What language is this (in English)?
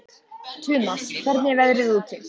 Icelandic